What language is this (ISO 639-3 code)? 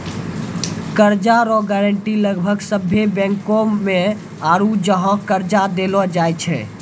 mai